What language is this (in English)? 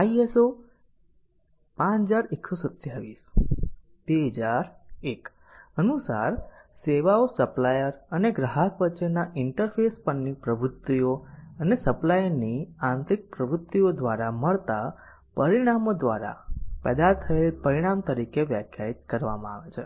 Gujarati